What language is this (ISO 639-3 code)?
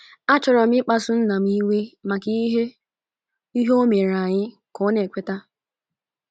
ibo